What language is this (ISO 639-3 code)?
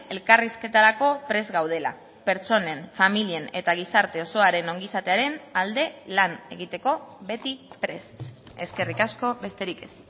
eus